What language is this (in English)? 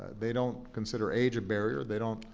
English